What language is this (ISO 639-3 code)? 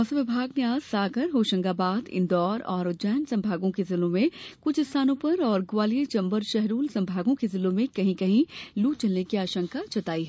hin